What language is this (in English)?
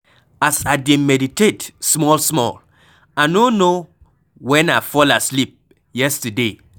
Nigerian Pidgin